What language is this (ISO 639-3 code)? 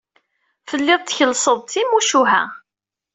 kab